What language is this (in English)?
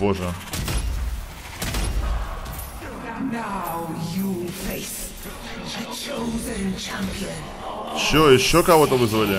Russian